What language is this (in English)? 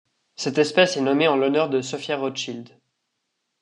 French